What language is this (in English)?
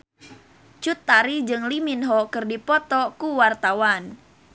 Sundanese